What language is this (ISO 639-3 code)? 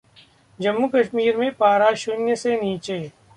hin